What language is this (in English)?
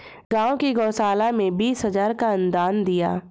Hindi